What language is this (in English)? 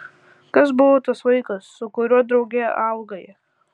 Lithuanian